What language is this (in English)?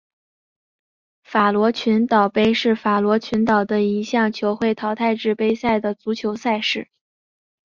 Chinese